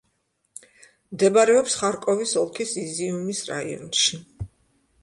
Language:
Georgian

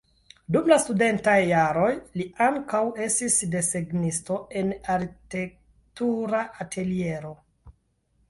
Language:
Esperanto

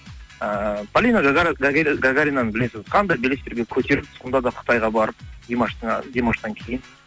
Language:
Kazakh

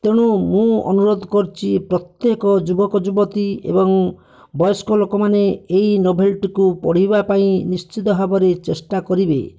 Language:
Odia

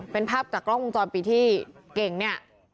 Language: Thai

